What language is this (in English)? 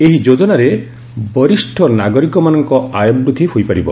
Odia